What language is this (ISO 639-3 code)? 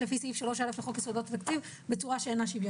heb